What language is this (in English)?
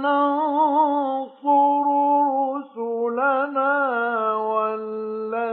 Arabic